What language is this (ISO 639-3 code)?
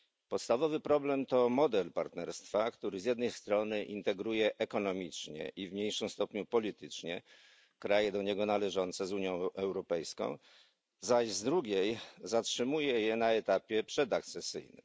pol